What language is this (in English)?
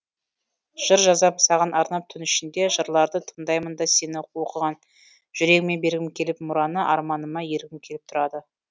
Kazakh